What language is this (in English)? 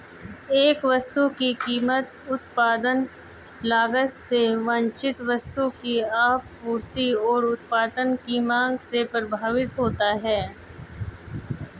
Hindi